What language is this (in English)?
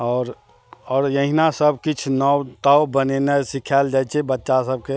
Maithili